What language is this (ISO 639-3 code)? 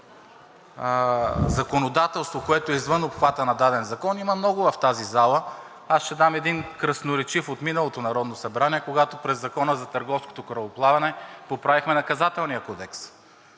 bul